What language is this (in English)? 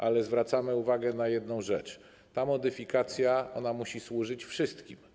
Polish